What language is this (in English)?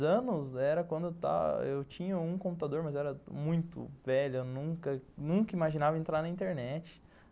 Portuguese